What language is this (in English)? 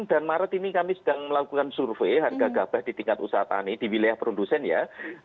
Indonesian